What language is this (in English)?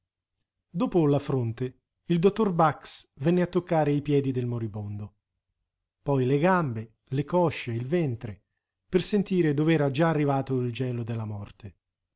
Italian